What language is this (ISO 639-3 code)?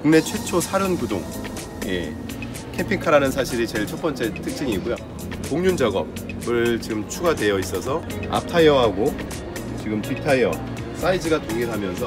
kor